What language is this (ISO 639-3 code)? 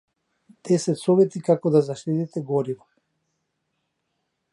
mkd